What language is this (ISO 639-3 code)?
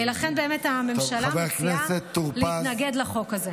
heb